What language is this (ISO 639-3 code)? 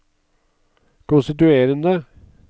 nor